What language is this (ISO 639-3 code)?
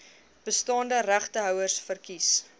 afr